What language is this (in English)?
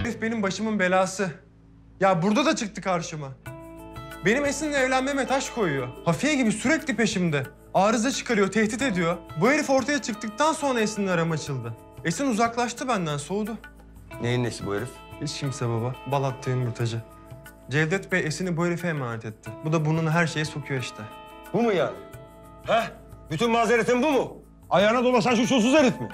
Turkish